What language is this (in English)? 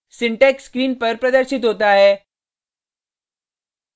Hindi